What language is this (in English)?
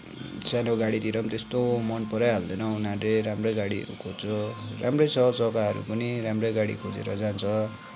Nepali